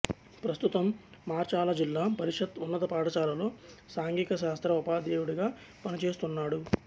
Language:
Telugu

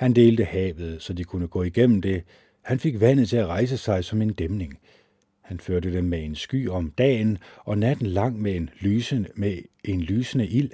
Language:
Danish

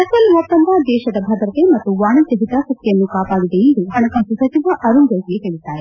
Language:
Kannada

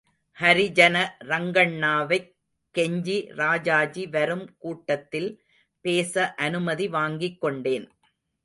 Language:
Tamil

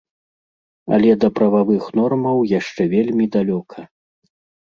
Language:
Belarusian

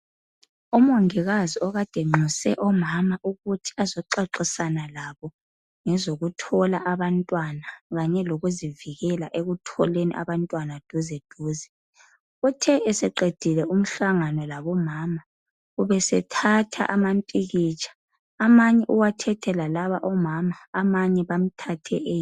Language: North Ndebele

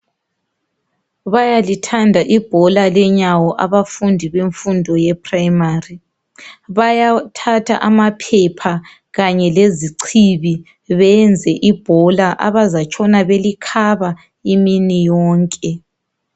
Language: North Ndebele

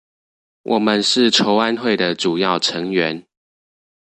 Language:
Chinese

